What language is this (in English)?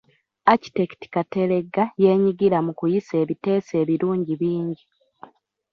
Ganda